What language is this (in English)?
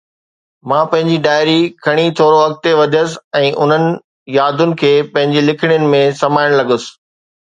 Sindhi